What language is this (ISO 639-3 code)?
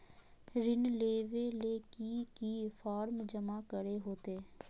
mag